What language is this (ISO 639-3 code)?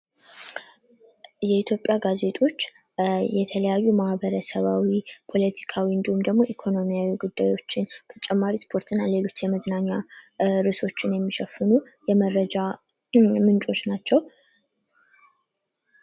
amh